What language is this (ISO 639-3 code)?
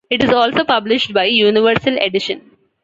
eng